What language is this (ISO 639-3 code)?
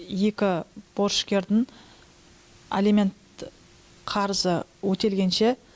kaz